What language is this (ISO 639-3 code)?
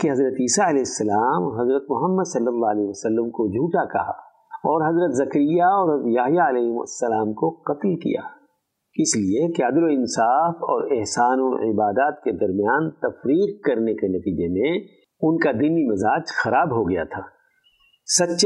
urd